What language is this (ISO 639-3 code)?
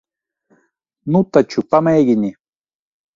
lav